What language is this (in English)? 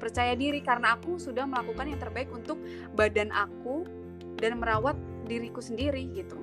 Indonesian